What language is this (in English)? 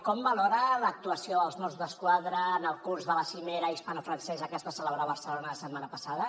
Catalan